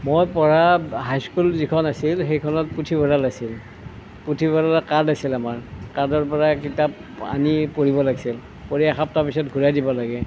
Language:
Assamese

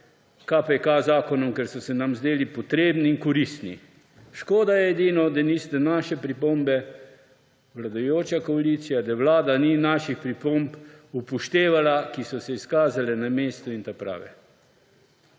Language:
Slovenian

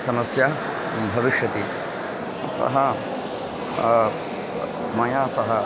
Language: Sanskrit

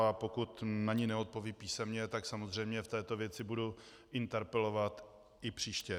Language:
Czech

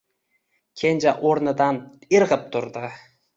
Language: Uzbek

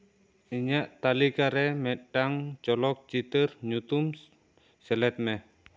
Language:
Santali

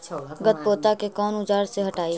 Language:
Magahi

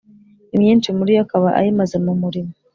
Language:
Kinyarwanda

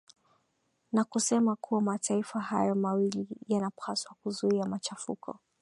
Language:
Swahili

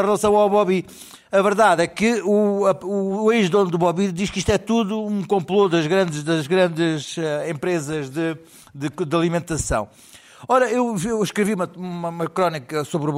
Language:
Portuguese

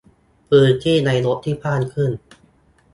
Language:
Thai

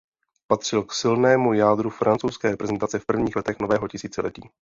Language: Czech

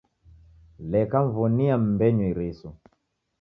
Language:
Taita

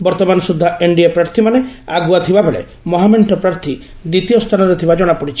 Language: Odia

